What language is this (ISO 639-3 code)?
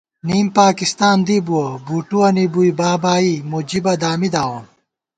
gwt